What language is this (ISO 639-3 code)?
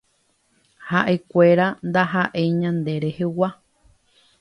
grn